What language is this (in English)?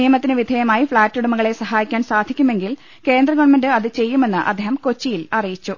Malayalam